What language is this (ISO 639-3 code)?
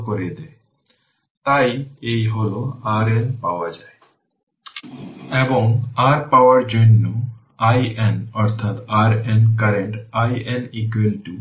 ben